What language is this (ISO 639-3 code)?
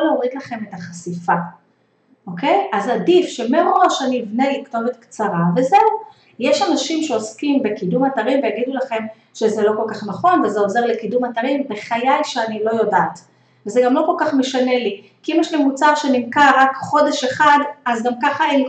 heb